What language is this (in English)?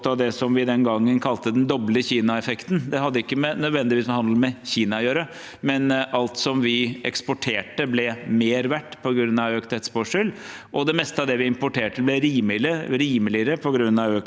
Norwegian